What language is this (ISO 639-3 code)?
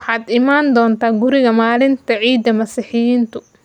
som